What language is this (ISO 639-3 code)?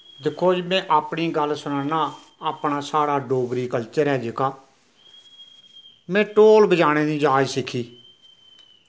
doi